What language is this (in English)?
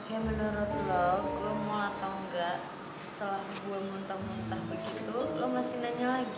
Indonesian